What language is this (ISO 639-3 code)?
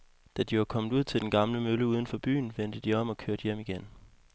dan